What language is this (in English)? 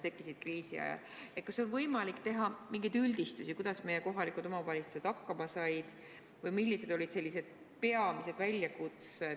Estonian